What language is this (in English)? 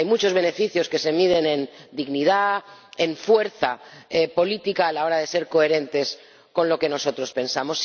Spanish